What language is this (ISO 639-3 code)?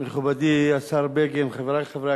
heb